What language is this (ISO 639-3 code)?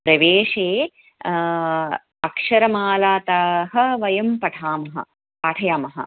san